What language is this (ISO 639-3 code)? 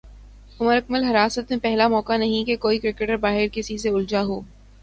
urd